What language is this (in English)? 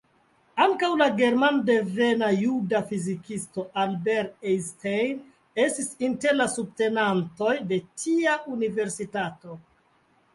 Esperanto